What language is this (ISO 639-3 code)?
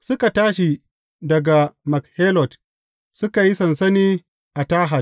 hau